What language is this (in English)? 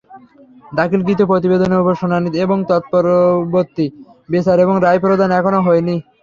Bangla